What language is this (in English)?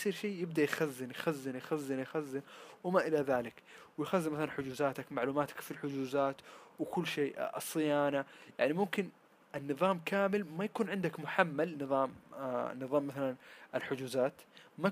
Arabic